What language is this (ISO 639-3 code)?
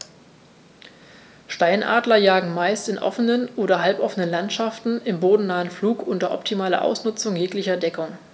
deu